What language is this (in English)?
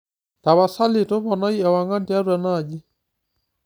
Masai